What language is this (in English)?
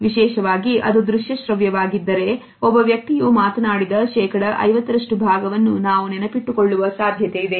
Kannada